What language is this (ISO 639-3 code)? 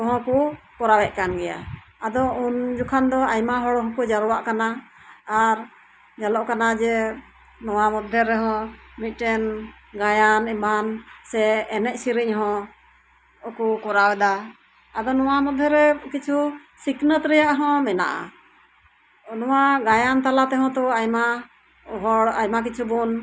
sat